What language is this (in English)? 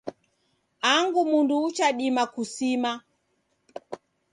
Taita